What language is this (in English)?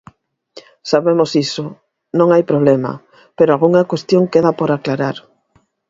Galician